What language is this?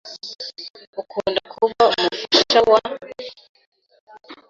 Kinyarwanda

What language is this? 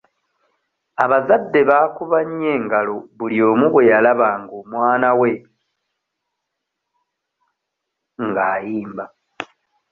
Ganda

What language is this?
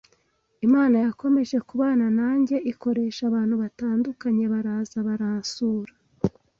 Kinyarwanda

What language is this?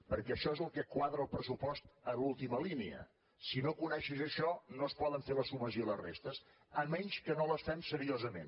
Catalan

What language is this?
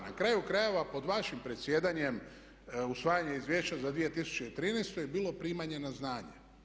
Croatian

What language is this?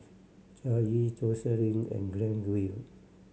English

